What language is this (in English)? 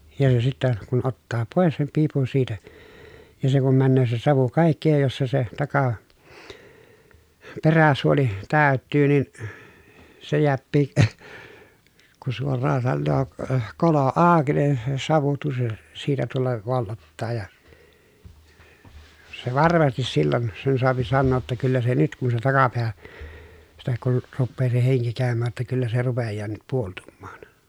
Finnish